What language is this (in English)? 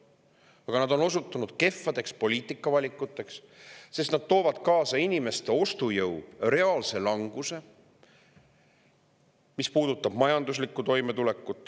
Estonian